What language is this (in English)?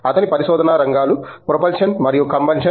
Telugu